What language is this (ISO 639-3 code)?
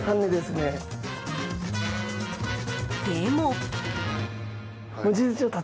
jpn